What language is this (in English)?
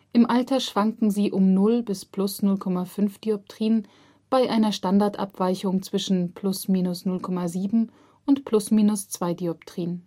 German